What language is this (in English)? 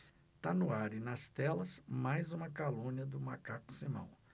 Portuguese